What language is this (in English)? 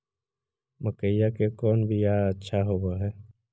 Magahi